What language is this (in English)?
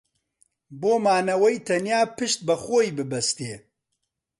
Central Kurdish